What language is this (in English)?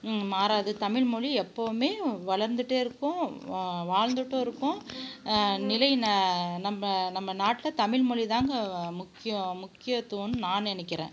Tamil